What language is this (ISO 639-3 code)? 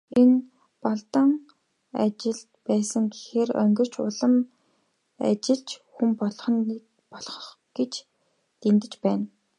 mon